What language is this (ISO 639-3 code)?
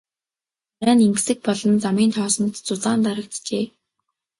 mon